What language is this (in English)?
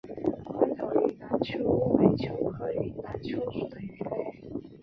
Chinese